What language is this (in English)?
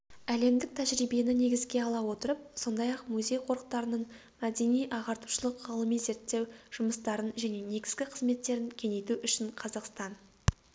Kazakh